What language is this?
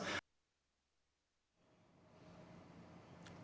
Indonesian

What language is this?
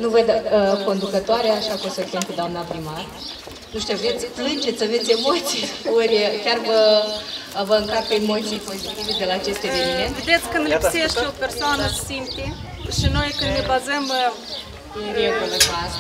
Romanian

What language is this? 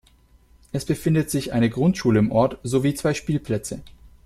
German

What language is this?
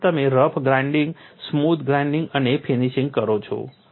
Gujarati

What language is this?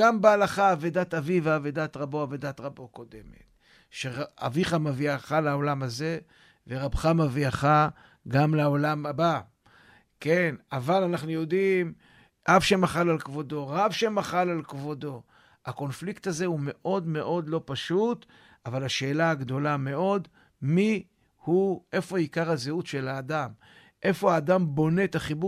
Hebrew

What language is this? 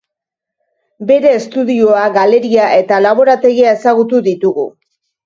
Basque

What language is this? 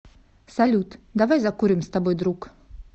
Russian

